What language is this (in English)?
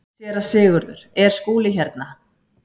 Icelandic